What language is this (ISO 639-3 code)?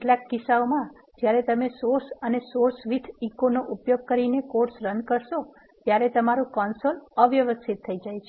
guj